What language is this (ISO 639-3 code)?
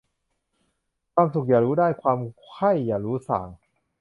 tha